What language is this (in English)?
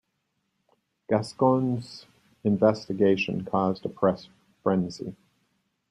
English